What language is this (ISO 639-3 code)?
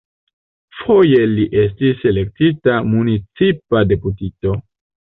epo